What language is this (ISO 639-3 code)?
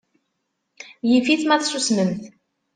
kab